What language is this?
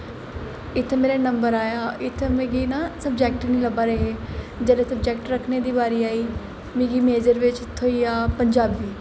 Dogri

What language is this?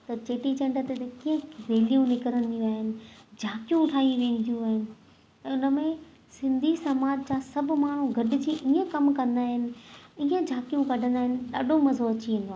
Sindhi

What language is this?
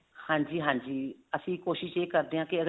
Punjabi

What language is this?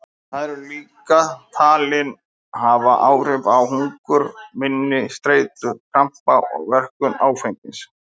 Icelandic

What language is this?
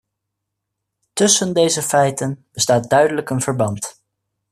Dutch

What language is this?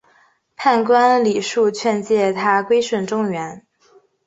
Chinese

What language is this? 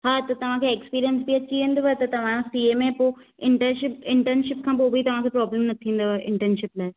Sindhi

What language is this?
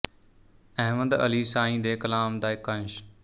Punjabi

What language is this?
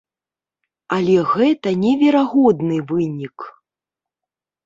Belarusian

